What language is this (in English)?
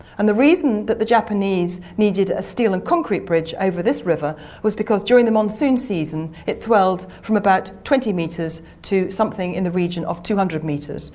English